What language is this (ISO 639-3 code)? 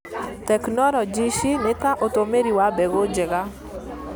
kik